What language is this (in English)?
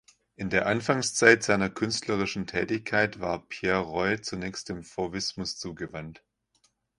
German